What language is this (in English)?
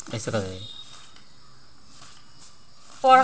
Magahi